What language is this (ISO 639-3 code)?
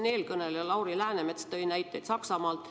est